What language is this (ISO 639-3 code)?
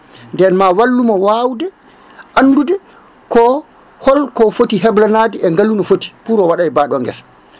ful